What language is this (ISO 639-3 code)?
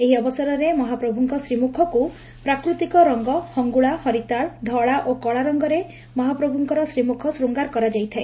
ori